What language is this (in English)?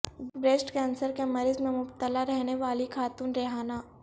Urdu